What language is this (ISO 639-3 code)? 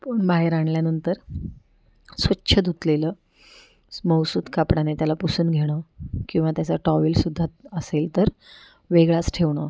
mar